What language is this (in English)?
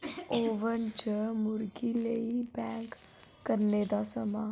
Dogri